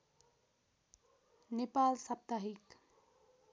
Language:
Nepali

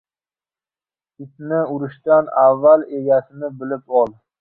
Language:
Uzbek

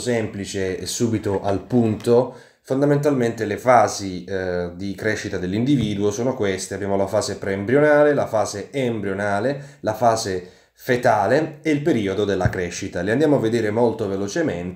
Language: Italian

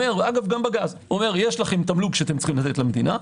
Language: Hebrew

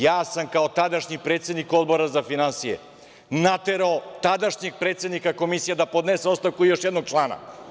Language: Serbian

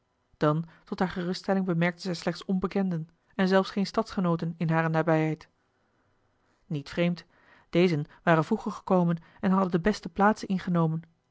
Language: Dutch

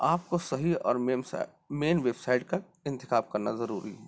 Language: Urdu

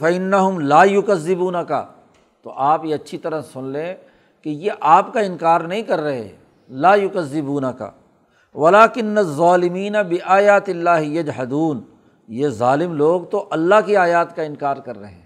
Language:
Urdu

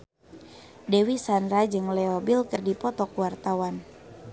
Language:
Sundanese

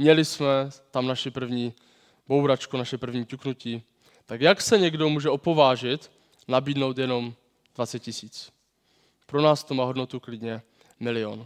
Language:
Czech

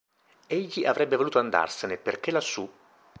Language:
Italian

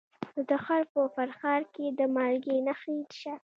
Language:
Pashto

